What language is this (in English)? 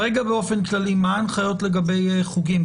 Hebrew